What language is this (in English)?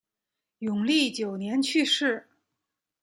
Chinese